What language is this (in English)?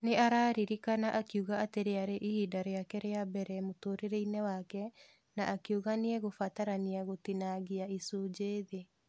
Kikuyu